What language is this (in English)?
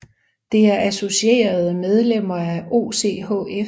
Danish